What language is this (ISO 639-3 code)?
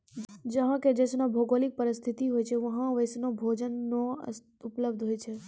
mai